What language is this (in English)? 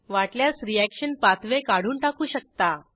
Marathi